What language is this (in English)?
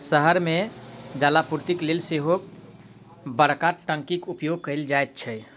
Maithili